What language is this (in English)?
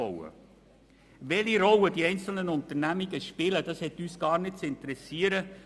Swiss German